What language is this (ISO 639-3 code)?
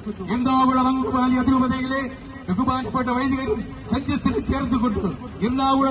ara